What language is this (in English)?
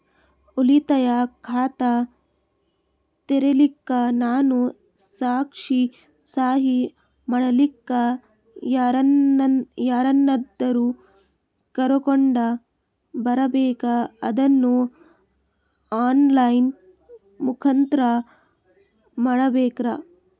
Kannada